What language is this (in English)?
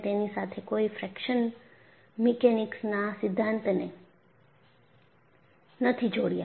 Gujarati